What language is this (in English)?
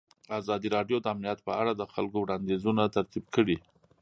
Pashto